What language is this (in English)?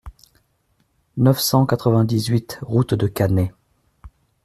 French